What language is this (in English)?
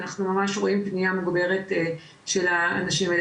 Hebrew